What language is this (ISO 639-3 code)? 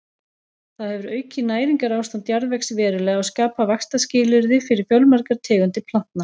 isl